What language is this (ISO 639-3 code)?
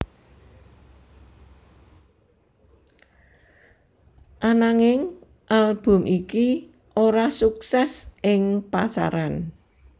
jav